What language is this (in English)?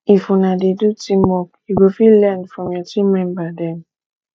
Nigerian Pidgin